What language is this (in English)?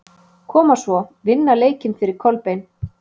Icelandic